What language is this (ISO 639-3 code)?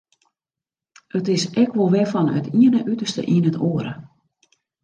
fry